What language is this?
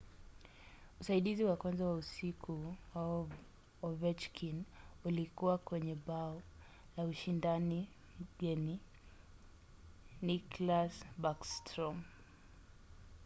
Swahili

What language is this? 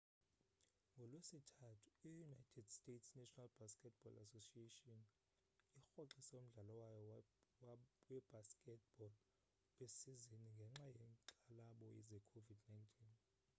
Xhosa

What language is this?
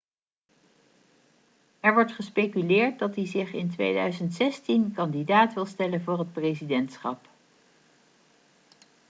Dutch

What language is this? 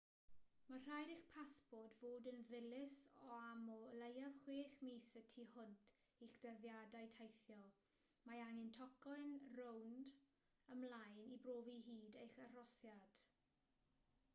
Welsh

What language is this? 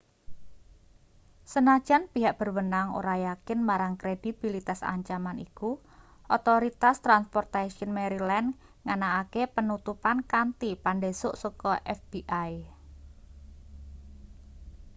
Javanese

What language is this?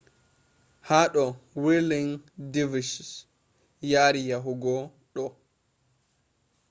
Fula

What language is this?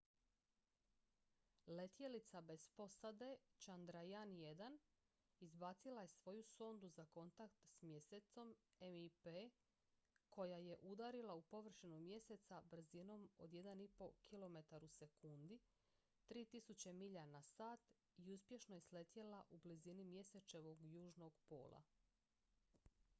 Croatian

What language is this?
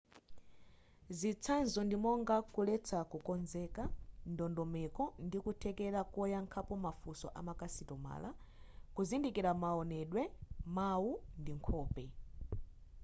Nyanja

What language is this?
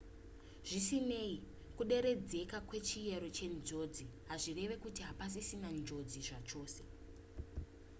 Shona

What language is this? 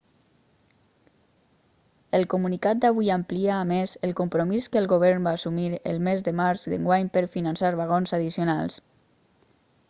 Catalan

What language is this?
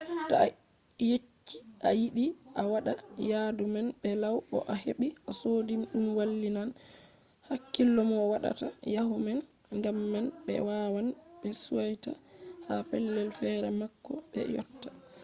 Fula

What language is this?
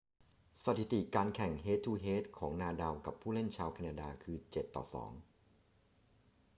Thai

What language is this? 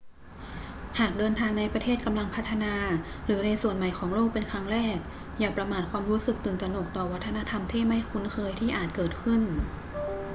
Thai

